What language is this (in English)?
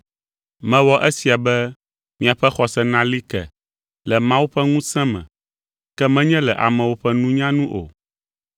Ewe